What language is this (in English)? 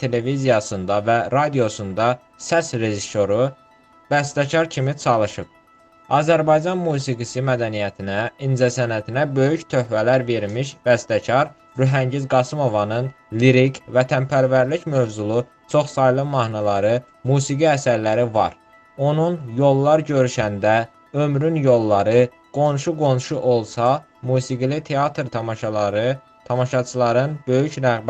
Turkish